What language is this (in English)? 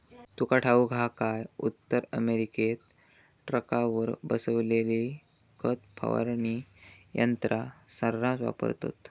Marathi